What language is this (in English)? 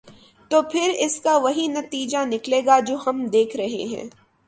Urdu